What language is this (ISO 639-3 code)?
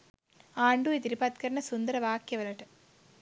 sin